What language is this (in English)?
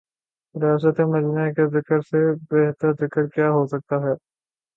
Urdu